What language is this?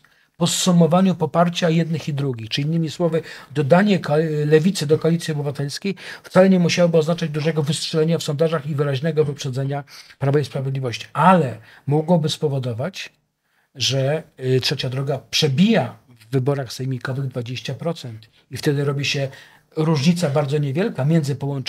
Polish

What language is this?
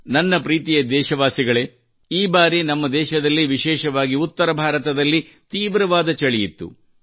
Kannada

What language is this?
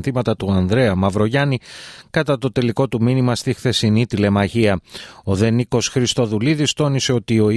Greek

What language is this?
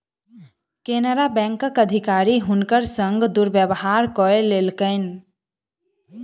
Maithili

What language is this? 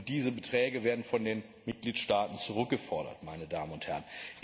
German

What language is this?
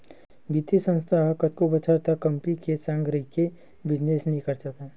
Chhattisgarhi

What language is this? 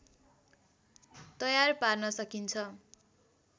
Nepali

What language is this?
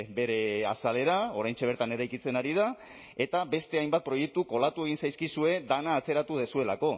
Basque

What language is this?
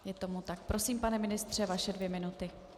Czech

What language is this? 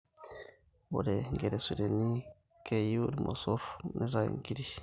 Masai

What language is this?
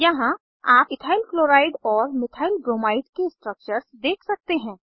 Hindi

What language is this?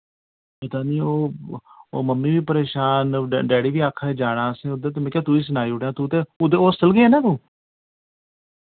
Dogri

